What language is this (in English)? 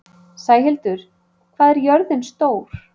Icelandic